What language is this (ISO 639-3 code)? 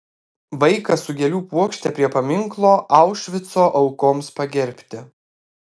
lit